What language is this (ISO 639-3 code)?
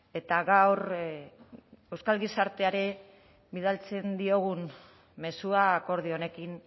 eus